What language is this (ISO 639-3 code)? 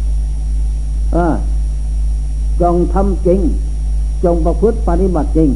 tha